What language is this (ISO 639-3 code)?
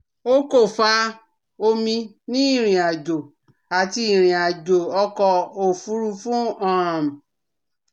yor